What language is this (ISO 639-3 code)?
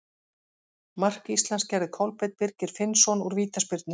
isl